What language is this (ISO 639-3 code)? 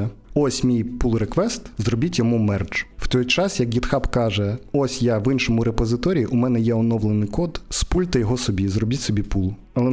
ukr